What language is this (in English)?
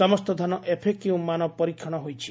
Odia